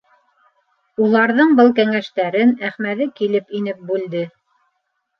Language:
Bashkir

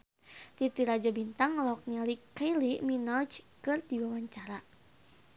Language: Sundanese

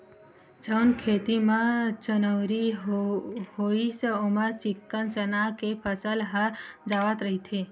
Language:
Chhattisgarhi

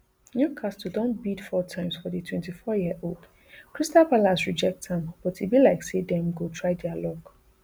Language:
Nigerian Pidgin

